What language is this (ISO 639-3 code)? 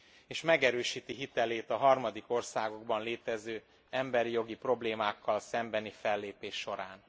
hun